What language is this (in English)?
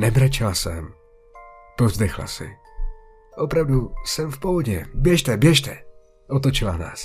Czech